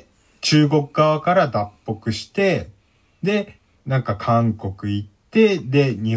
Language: Japanese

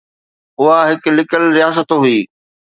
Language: Sindhi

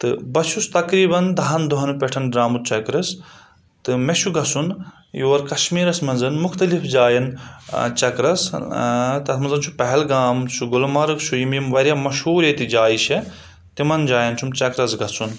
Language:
Kashmiri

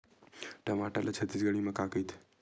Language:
Chhattisgarhi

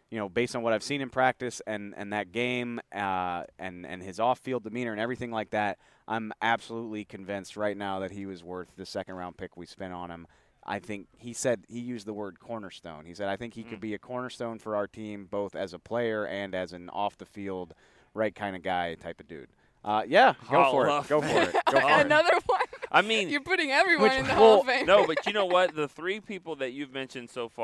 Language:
English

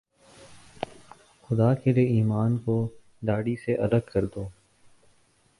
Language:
Urdu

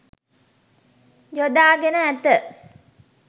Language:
Sinhala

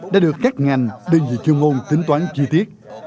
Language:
Vietnamese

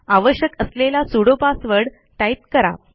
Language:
Marathi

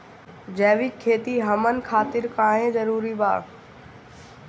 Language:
Bhojpuri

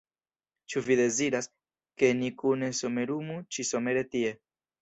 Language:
Esperanto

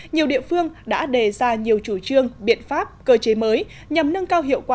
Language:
Vietnamese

